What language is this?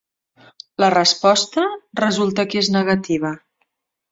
Catalan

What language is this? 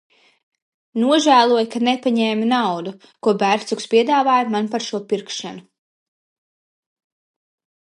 Latvian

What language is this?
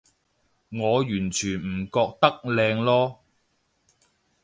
Cantonese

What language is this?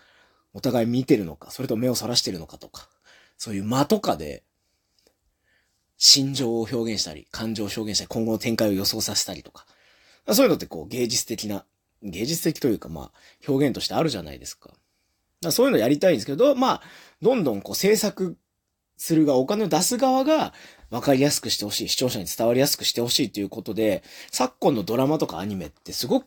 Japanese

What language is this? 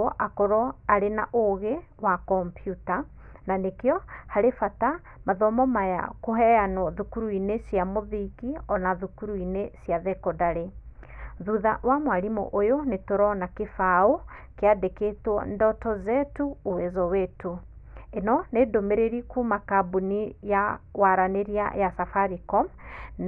Kikuyu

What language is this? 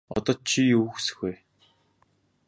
Mongolian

